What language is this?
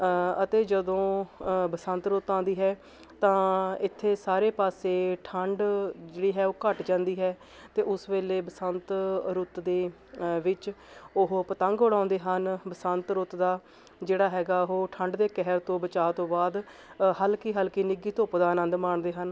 Punjabi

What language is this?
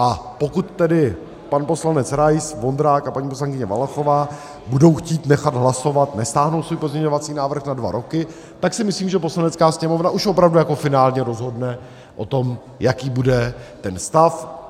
Czech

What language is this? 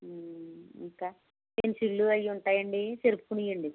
Telugu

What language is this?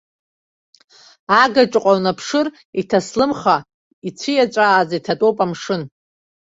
Abkhazian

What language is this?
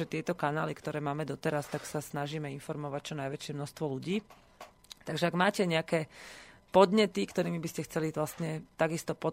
Slovak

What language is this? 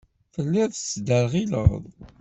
Kabyle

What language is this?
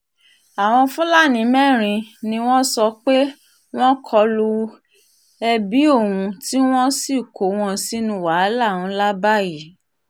Yoruba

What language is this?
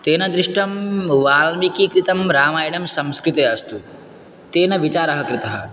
Sanskrit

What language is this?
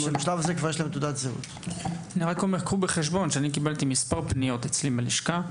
Hebrew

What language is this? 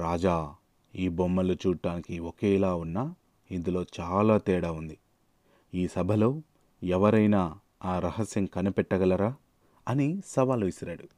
Telugu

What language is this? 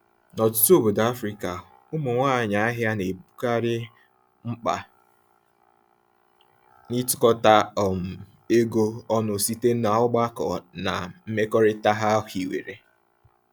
Igbo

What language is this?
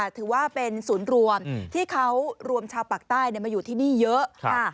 Thai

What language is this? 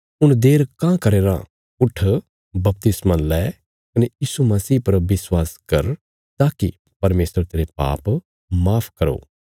Bilaspuri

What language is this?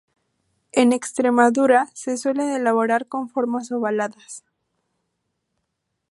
Spanish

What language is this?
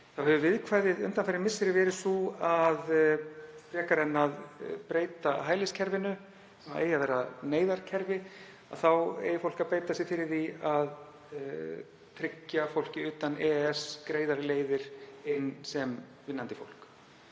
Icelandic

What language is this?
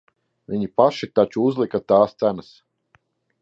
Latvian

